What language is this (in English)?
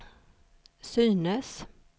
Swedish